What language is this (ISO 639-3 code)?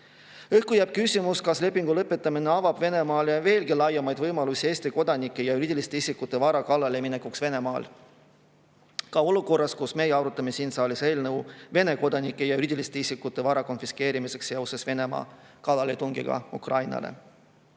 est